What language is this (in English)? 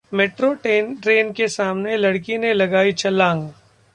Hindi